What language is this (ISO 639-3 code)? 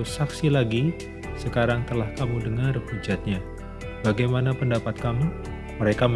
ind